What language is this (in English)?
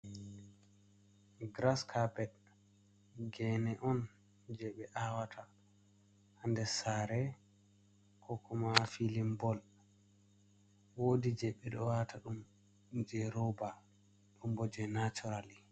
Fula